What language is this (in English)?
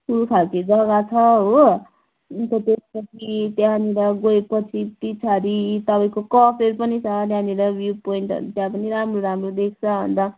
Nepali